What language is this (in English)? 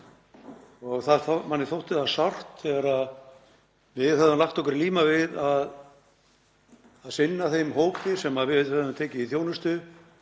Icelandic